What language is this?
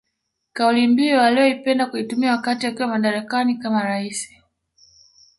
Swahili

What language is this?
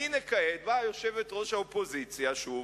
Hebrew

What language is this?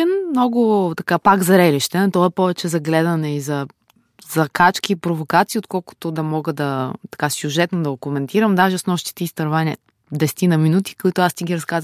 Bulgarian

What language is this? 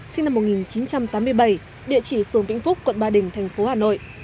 Vietnamese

